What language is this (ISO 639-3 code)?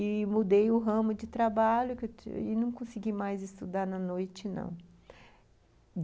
por